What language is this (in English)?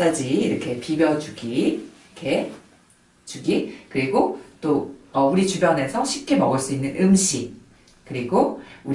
Korean